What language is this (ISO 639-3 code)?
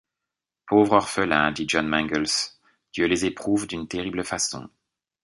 fra